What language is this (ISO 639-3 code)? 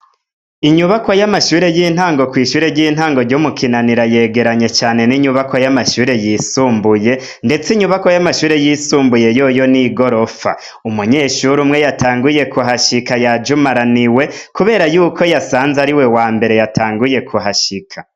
run